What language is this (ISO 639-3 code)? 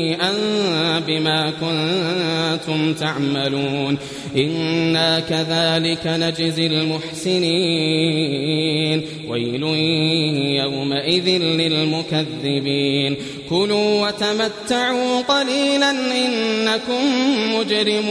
ara